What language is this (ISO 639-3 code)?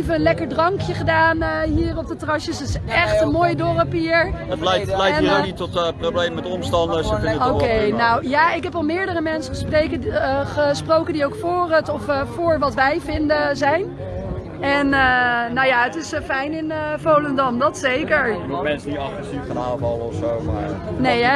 nld